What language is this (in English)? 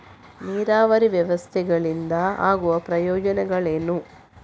Kannada